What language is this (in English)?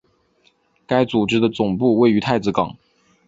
Chinese